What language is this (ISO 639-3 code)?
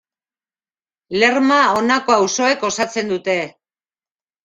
eus